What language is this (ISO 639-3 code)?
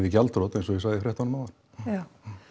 isl